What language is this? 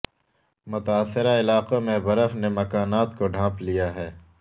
Urdu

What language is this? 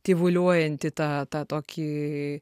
Lithuanian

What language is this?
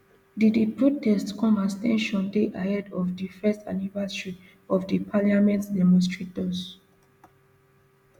Nigerian Pidgin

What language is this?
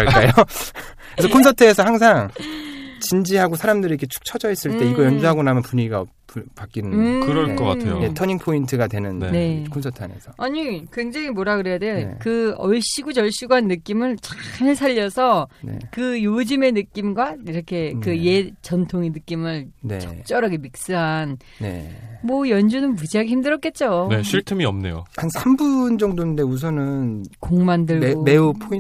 Korean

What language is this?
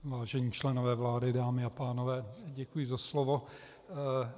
Czech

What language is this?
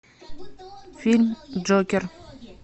Russian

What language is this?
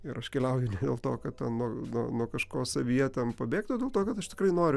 Lithuanian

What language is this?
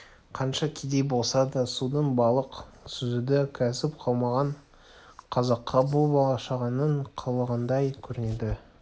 Kazakh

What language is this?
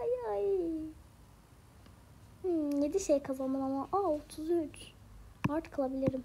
Turkish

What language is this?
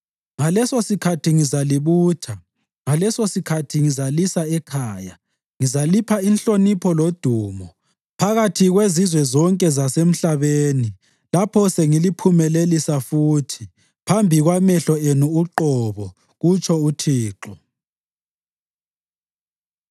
North Ndebele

